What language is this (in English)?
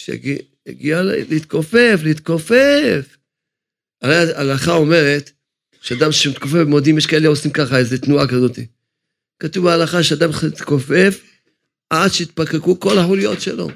Hebrew